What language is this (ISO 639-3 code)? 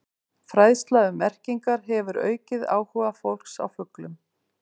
isl